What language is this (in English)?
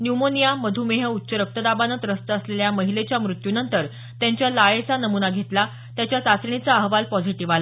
Marathi